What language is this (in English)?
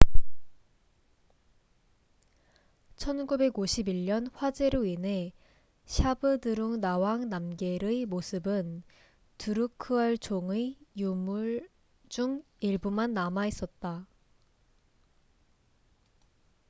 Korean